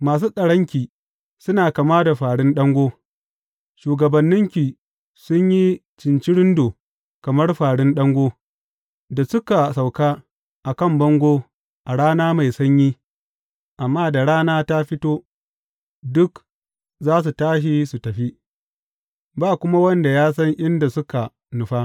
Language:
Hausa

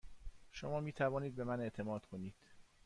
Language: Persian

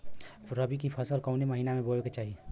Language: Bhojpuri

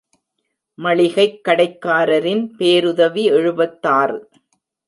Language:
Tamil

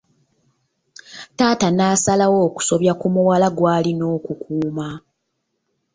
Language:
Ganda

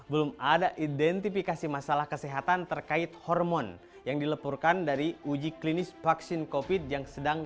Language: Indonesian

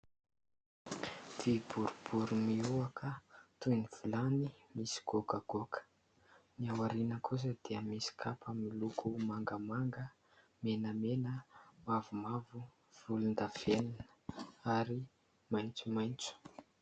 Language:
Malagasy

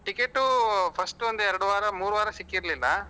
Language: Kannada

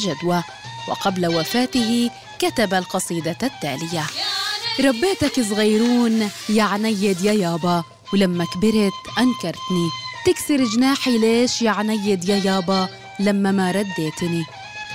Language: Arabic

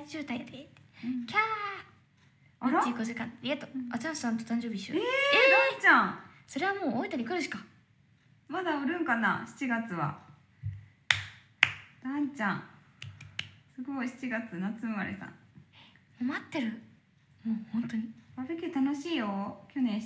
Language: Japanese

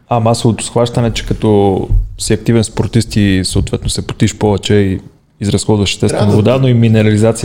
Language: Bulgarian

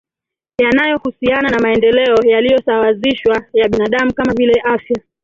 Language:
Swahili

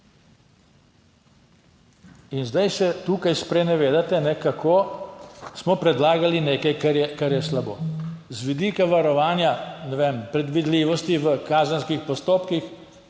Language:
Slovenian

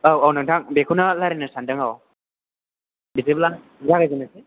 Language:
Bodo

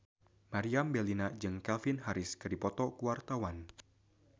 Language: Sundanese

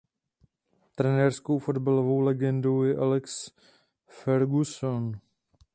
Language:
Czech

